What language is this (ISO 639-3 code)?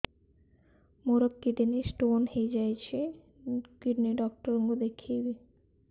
ori